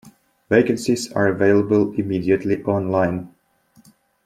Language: English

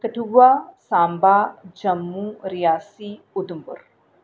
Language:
Dogri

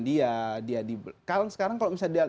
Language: Indonesian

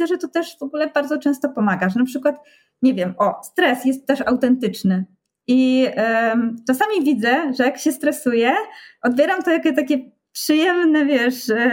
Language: Polish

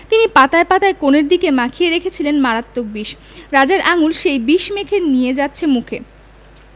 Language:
Bangla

